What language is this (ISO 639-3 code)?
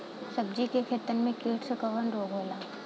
bho